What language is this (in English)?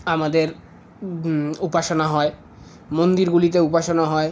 Bangla